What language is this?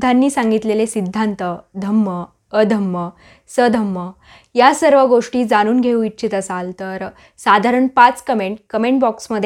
Marathi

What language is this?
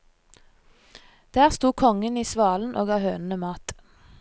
Norwegian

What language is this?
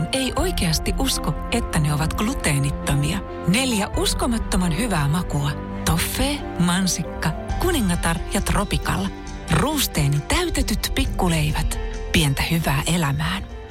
Finnish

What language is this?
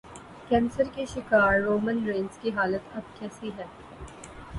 Urdu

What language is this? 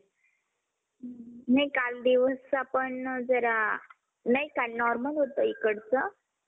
Marathi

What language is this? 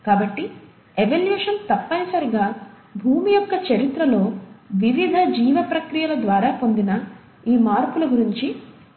Telugu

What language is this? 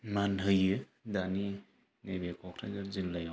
Bodo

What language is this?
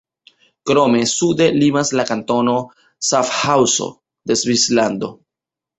Esperanto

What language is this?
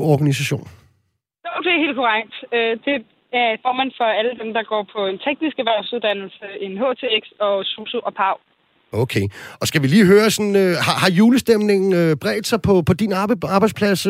Danish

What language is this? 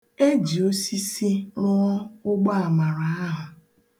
Igbo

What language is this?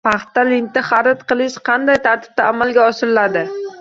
Uzbek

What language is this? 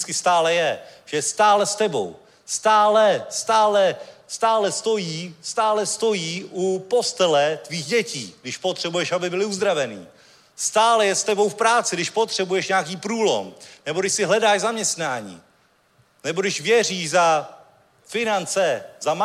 Czech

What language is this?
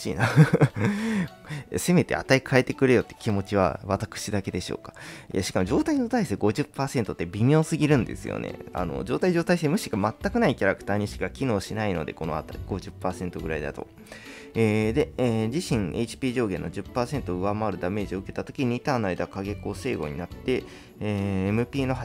Japanese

